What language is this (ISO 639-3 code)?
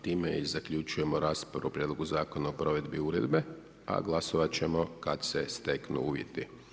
hrv